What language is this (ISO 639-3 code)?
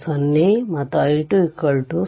kan